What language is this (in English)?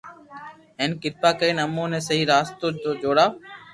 Loarki